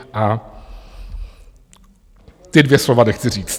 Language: Czech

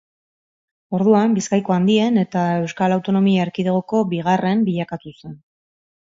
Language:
Basque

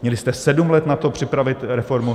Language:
Czech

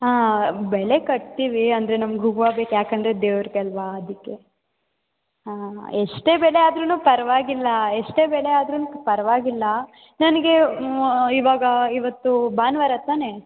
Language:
Kannada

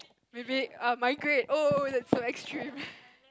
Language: English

